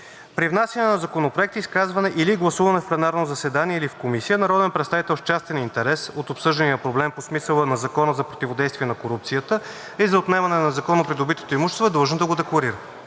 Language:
Bulgarian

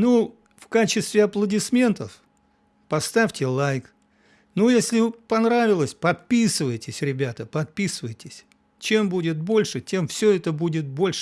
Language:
Russian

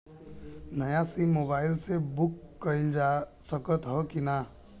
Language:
Bhojpuri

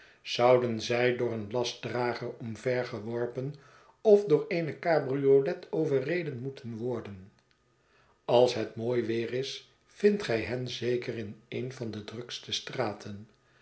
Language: Dutch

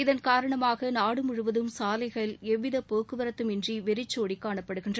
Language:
Tamil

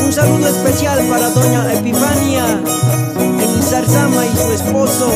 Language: Portuguese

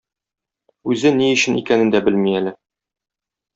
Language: Tatar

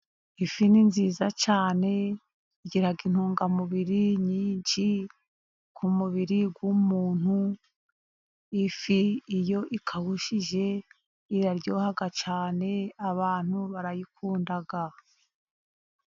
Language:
Kinyarwanda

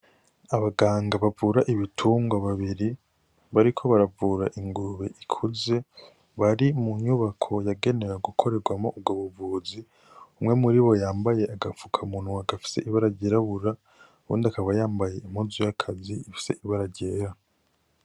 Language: Rundi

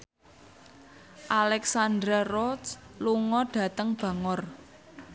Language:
Javanese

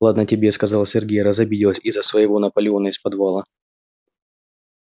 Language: Russian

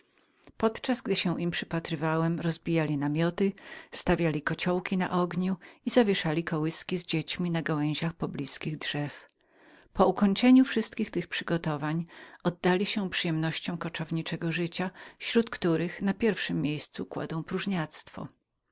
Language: Polish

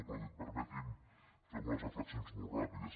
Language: Catalan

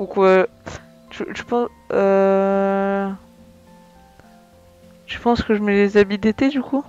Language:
French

